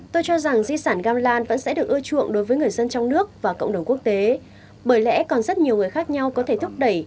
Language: Vietnamese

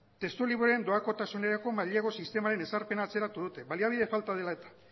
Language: Basque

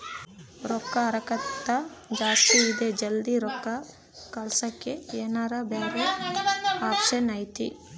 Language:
Kannada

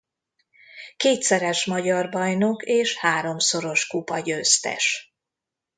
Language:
Hungarian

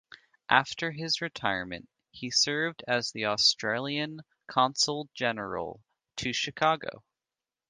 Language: English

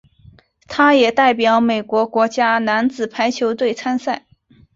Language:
Chinese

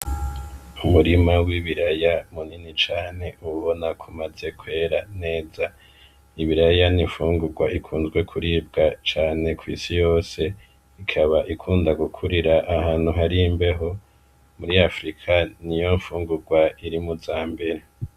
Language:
Rundi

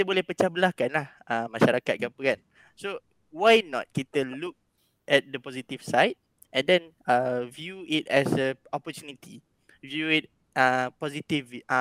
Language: Malay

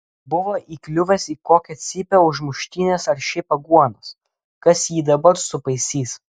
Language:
Lithuanian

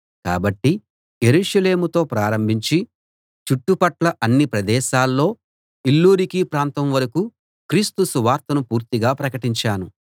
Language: Telugu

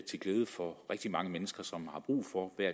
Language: Danish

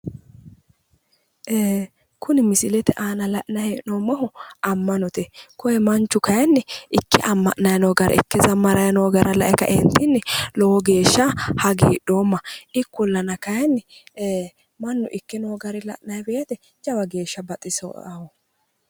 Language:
Sidamo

